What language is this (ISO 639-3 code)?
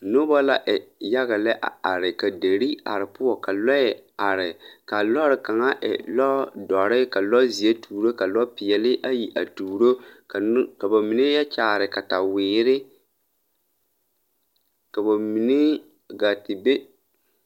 dga